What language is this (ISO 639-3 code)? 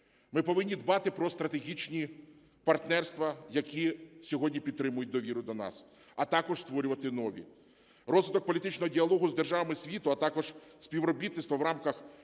ukr